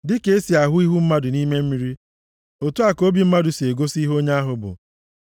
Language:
Igbo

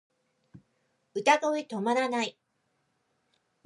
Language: Japanese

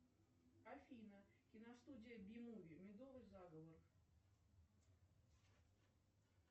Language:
Russian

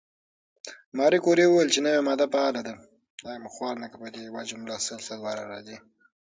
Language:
Pashto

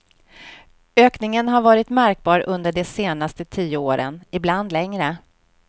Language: Swedish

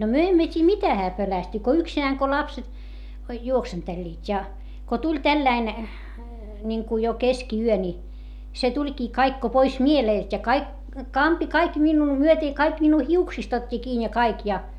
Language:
Finnish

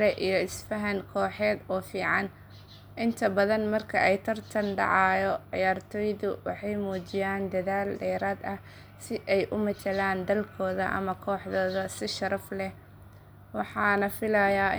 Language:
Somali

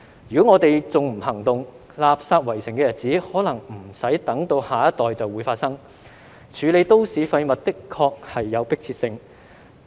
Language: Cantonese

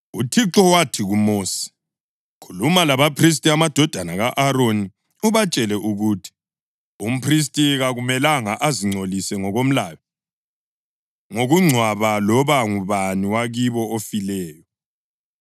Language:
North Ndebele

